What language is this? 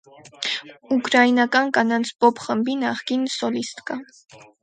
Armenian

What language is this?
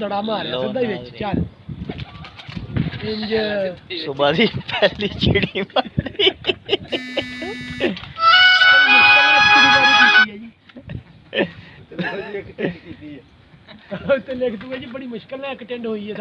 Urdu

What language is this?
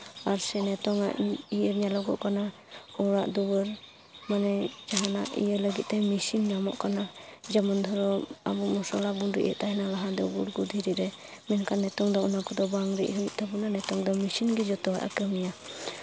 Santali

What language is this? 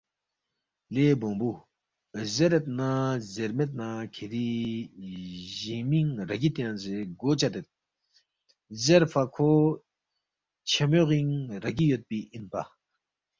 Balti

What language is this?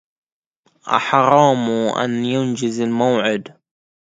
Arabic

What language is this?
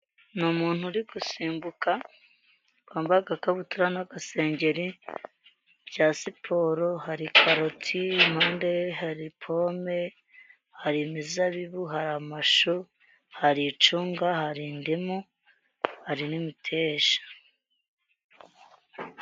Kinyarwanda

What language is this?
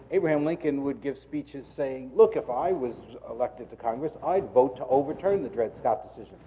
English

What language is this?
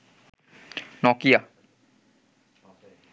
Bangla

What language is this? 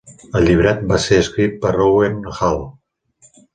Catalan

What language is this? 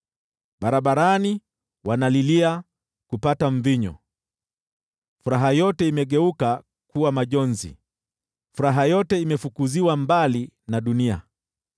Swahili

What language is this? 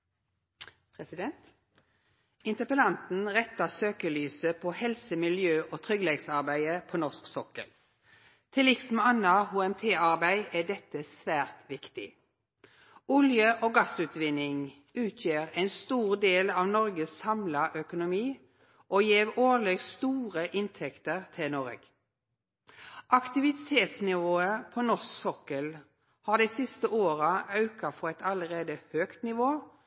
Norwegian Nynorsk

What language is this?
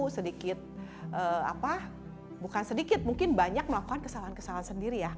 Indonesian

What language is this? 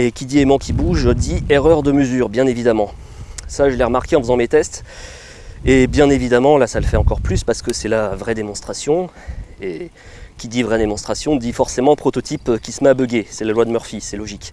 French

